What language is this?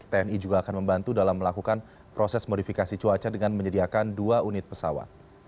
Indonesian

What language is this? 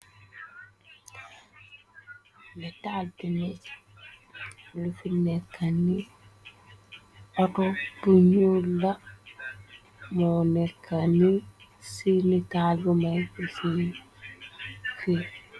Wolof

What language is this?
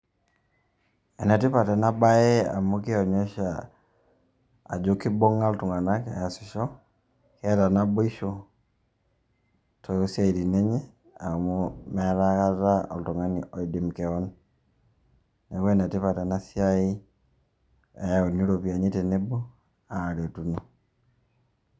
Masai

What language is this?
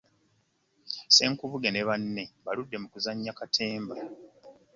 Ganda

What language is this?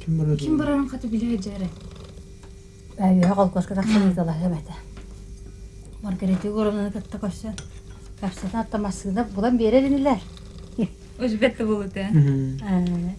Russian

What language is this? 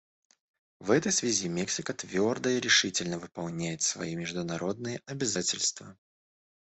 Russian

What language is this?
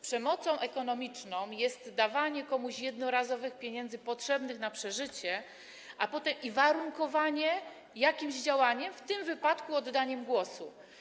Polish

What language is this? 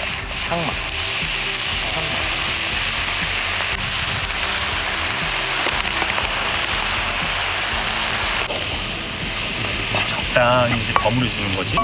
Korean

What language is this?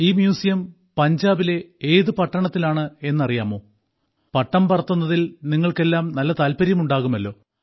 Malayalam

